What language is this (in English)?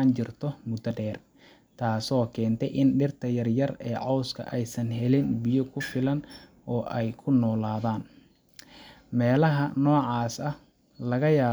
Somali